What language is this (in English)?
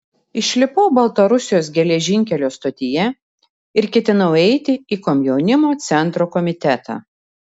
Lithuanian